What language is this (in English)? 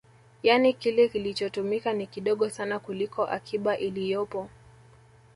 Swahili